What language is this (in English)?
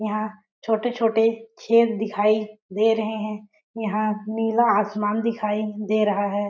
Hindi